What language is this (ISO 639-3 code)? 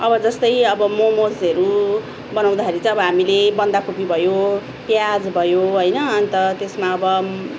nep